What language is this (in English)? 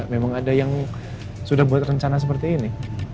Indonesian